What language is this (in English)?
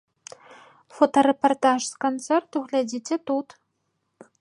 Belarusian